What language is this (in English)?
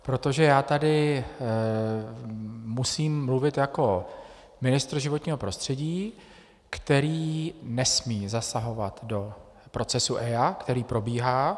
Czech